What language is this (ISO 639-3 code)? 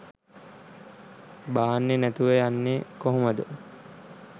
sin